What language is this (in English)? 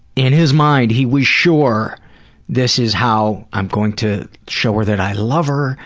English